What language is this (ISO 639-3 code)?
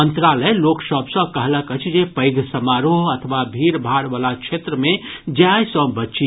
mai